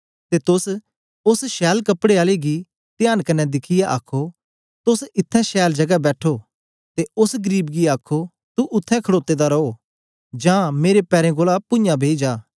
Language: Dogri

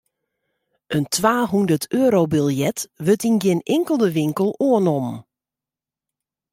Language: Western Frisian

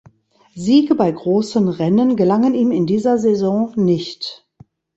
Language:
German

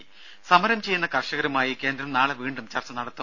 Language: Malayalam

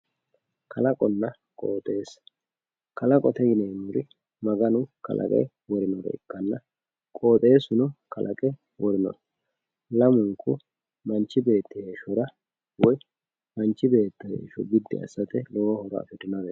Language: Sidamo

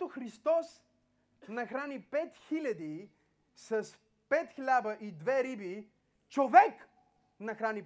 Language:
Bulgarian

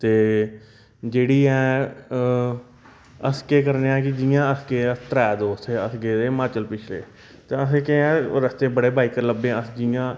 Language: Dogri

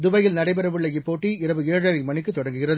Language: Tamil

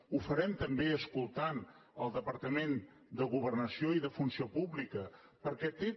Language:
Catalan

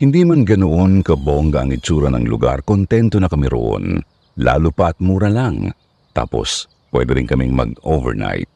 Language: Filipino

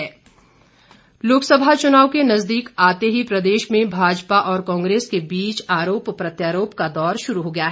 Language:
Hindi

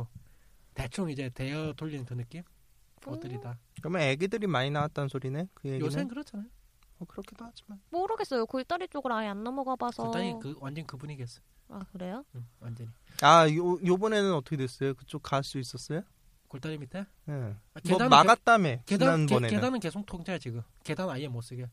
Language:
Korean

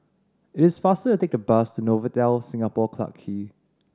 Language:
English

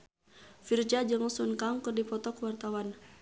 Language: Sundanese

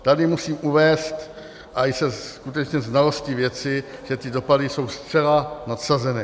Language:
Czech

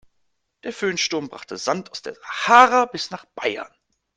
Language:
German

